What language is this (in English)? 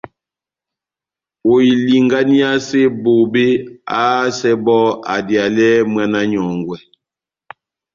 Batanga